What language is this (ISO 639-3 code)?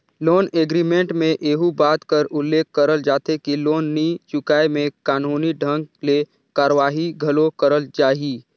hne